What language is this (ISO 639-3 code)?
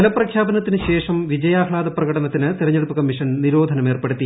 mal